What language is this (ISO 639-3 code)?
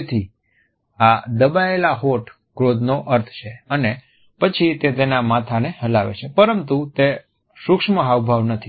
guj